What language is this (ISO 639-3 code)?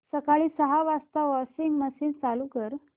mar